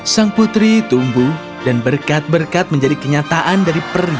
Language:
Indonesian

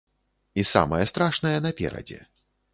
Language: Belarusian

